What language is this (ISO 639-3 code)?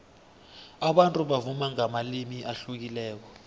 nbl